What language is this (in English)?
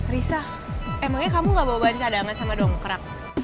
Indonesian